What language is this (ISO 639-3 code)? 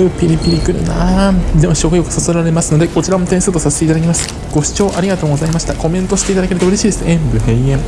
jpn